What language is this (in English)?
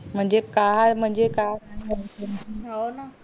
Marathi